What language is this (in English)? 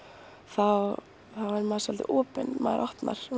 Icelandic